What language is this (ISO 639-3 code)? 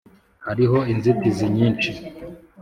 kin